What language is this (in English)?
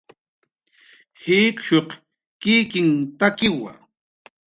Jaqaru